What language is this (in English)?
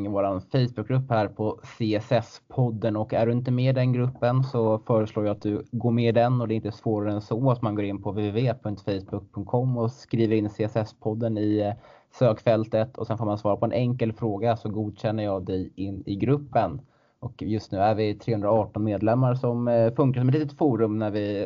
Swedish